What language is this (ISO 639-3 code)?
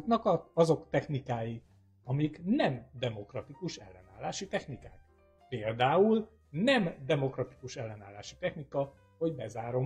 hun